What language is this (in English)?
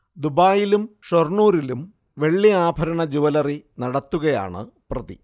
Malayalam